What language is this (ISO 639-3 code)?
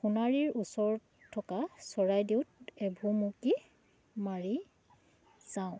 asm